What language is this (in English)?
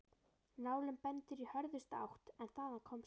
Icelandic